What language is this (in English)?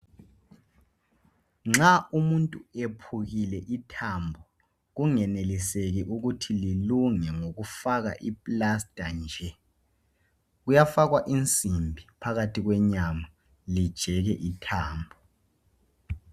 North Ndebele